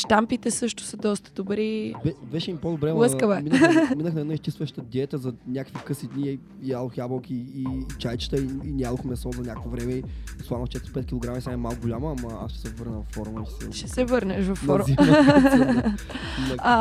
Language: Bulgarian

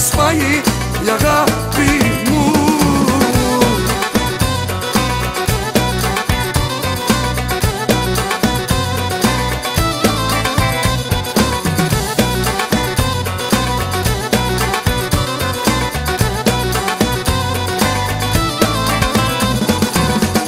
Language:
Arabic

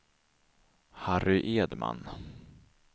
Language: Swedish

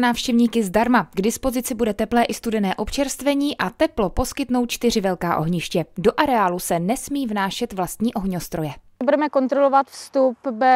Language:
Czech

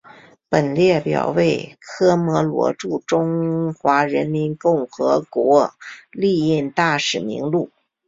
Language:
Chinese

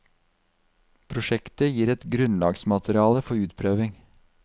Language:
Norwegian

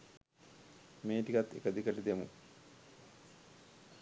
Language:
Sinhala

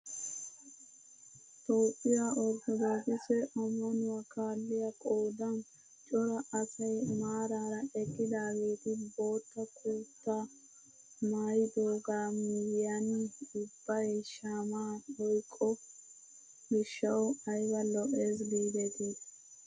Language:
Wolaytta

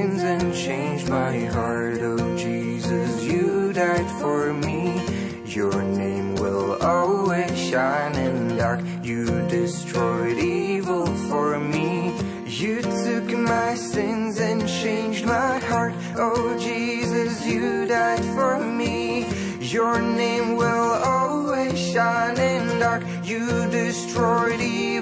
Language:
Slovak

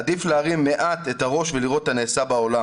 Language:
Hebrew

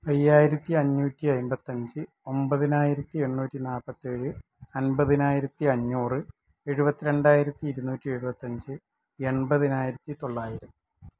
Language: Malayalam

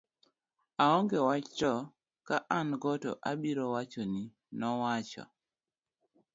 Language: Luo (Kenya and Tanzania)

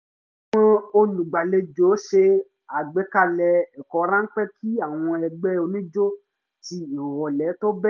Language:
Yoruba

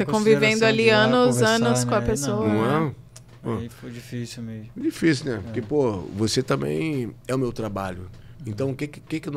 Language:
Portuguese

